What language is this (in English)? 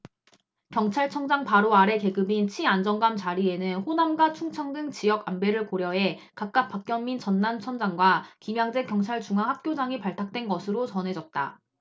Korean